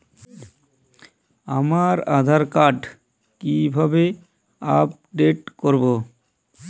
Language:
Bangla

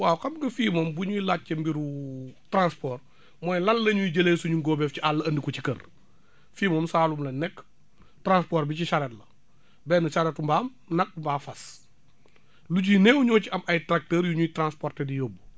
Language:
Wolof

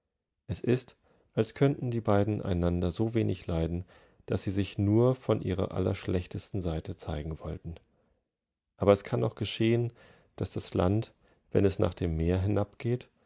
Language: German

